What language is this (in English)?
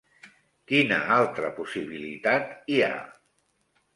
Catalan